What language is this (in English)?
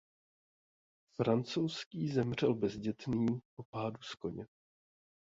Czech